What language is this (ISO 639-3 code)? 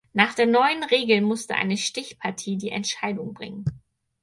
deu